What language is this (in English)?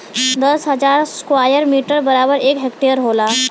Bhojpuri